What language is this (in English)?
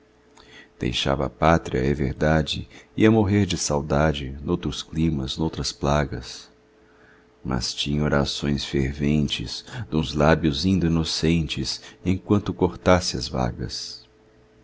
Portuguese